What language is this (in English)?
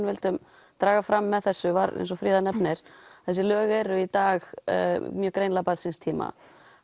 Icelandic